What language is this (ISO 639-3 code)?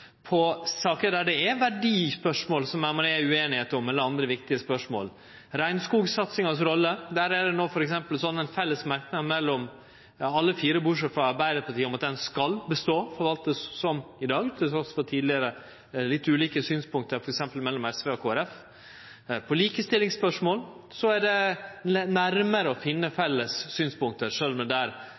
nno